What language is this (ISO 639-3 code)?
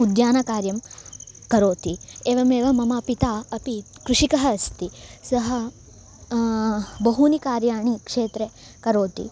san